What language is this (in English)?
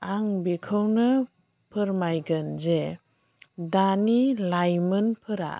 Bodo